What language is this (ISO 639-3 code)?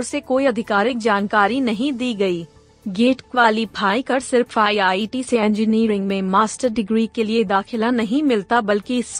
hin